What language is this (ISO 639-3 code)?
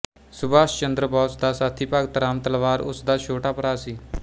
pan